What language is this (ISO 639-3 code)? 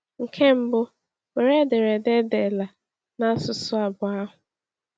ibo